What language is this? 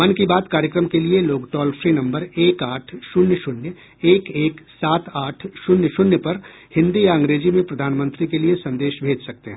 Hindi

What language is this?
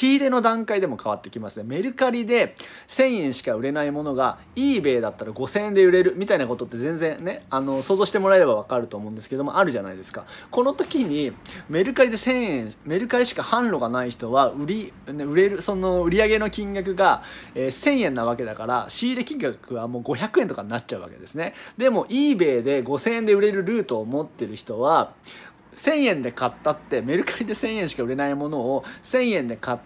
Japanese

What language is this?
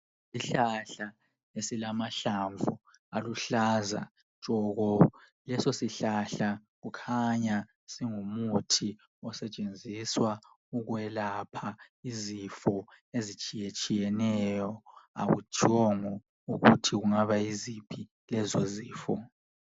North Ndebele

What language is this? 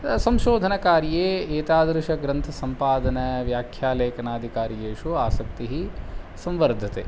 Sanskrit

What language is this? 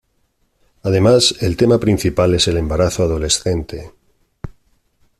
Spanish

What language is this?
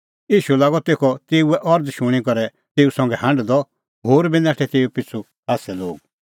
Kullu Pahari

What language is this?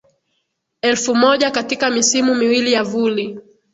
Swahili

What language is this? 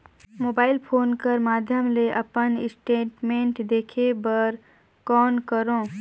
Chhattisgarhi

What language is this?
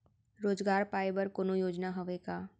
Chhattisgarhi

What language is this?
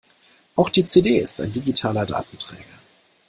German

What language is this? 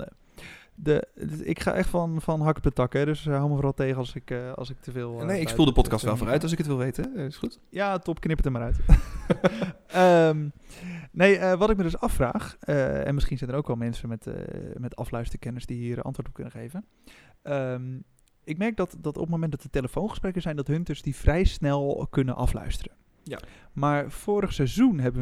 Dutch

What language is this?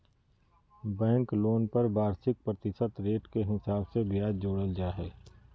Magahi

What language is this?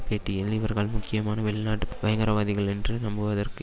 Tamil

